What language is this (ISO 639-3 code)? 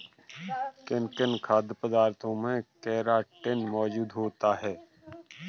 hin